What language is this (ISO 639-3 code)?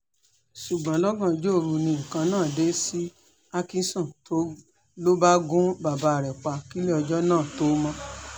yor